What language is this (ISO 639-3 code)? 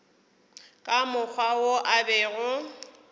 nso